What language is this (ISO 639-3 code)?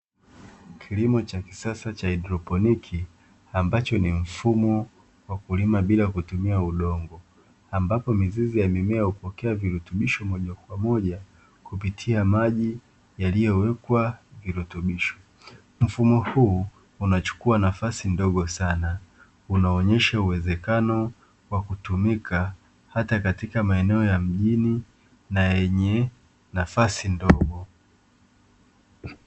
swa